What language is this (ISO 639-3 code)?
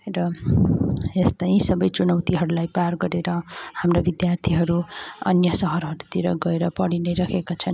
nep